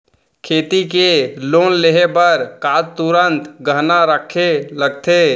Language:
Chhattisgarhi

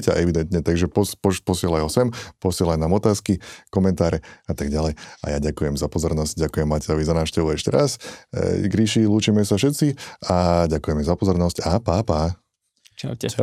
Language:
Slovak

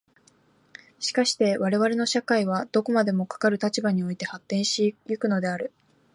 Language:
Japanese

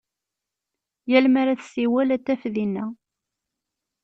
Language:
Kabyle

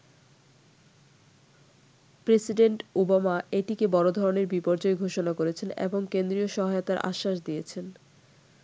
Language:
Bangla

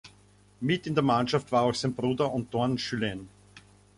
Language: German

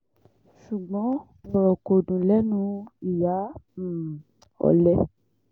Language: Yoruba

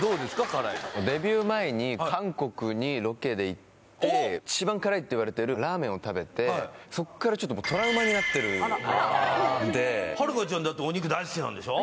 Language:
Japanese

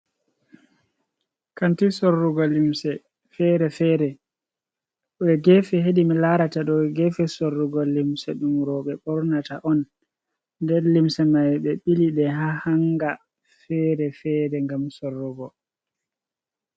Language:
Fula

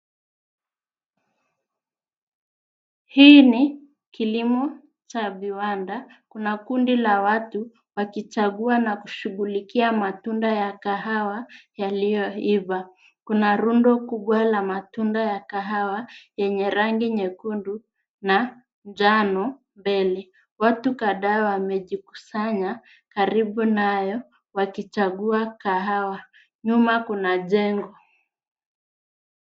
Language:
Swahili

